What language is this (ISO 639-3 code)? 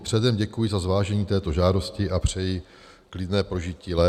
ces